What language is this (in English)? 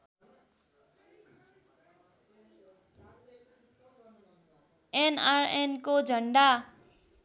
Nepali